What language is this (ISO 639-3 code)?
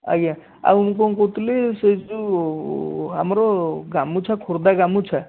ori